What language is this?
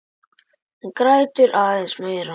Icelandic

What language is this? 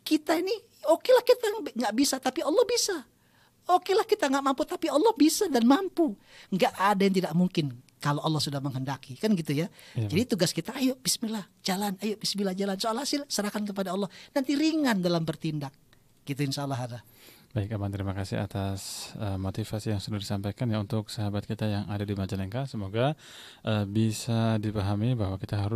Indonesian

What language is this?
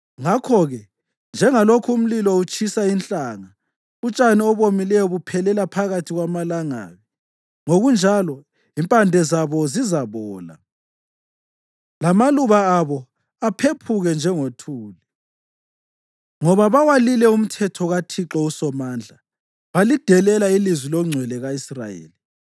North Ndebele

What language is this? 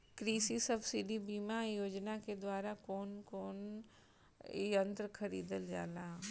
Bhojpuri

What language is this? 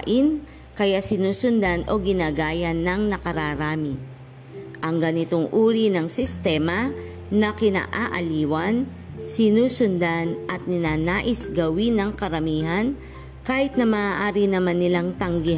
Filipino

